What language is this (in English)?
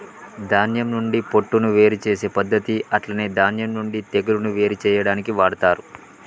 Telugu